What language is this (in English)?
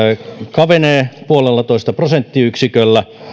Finnish